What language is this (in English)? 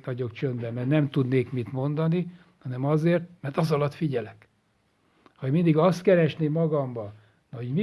Hungarian